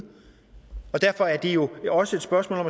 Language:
Danish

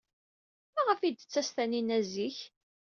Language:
Kabyle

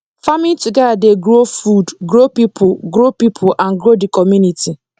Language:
Nigerian Pidgin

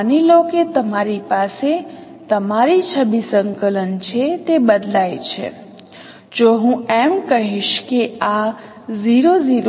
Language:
Gujarati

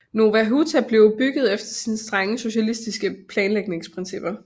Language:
Danish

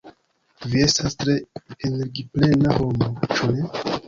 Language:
Esperanto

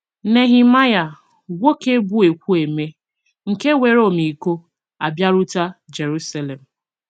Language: Igbo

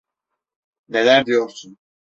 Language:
Turkish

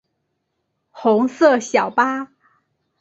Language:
Chinese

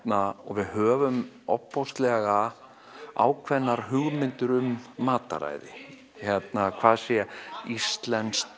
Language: Icelandic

